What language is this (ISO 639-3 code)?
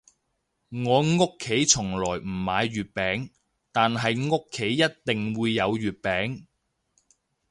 yue